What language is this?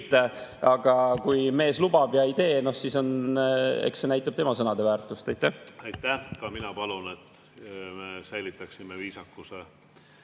Estonian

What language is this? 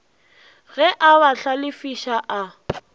Northern Sotho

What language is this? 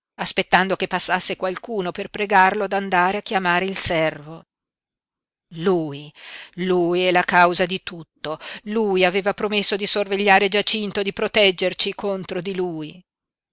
Italian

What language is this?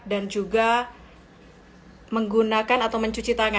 Indonesian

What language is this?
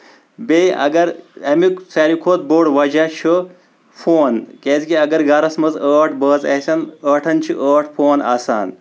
Kashmiri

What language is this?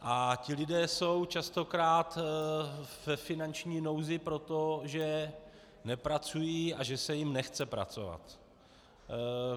Czech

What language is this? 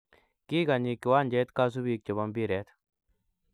Kalenjin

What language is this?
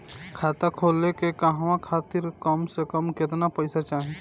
Bhojpuri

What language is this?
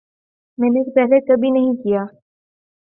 Urdu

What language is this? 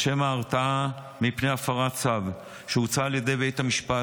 Hebrew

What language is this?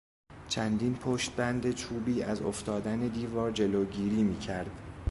Persian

